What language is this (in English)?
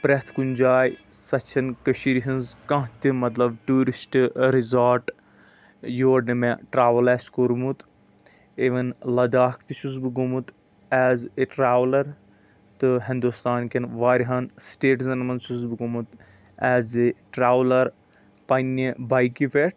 Kashmiri